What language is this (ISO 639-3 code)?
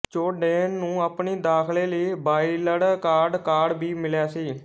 pan